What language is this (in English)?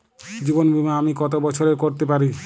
Bangla